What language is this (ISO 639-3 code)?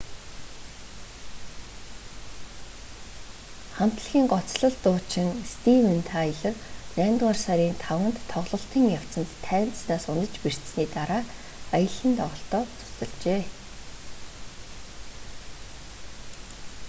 mon